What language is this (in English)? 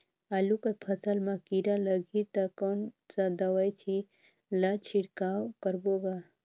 Chhattisgarhi